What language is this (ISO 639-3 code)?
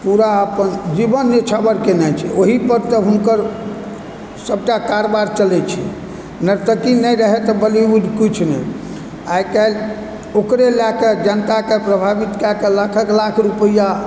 mai